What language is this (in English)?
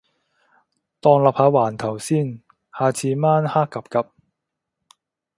Cantonese